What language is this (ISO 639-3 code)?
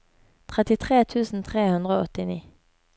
nor